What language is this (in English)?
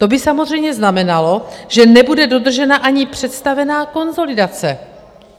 Czech